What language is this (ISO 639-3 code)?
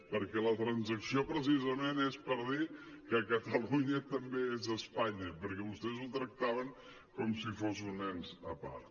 cat